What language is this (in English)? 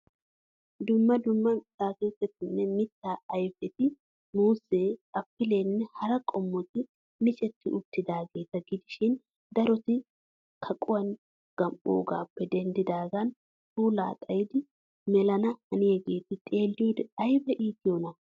Wolaytta